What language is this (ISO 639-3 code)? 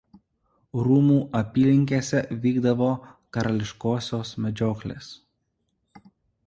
lit